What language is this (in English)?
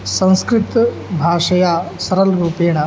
Sanskrit